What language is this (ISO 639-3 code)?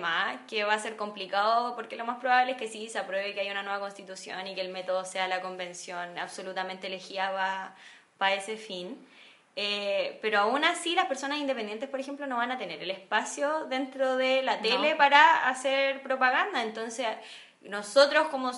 spa